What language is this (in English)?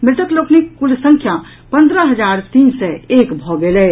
Maithili